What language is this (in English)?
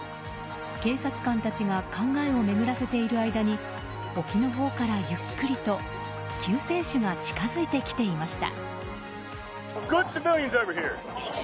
Japanese